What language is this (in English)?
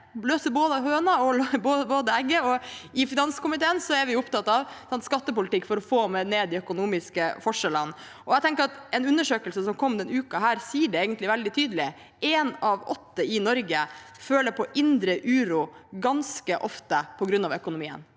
Norwegian